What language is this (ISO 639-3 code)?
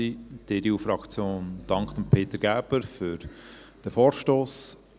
gsw